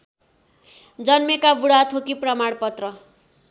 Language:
Nepali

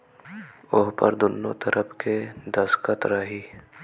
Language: Bhojpuri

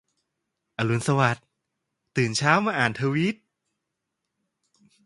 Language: Thai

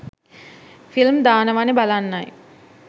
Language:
Sinhala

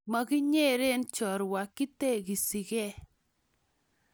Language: Kalenjin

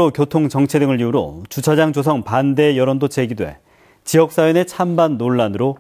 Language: Korean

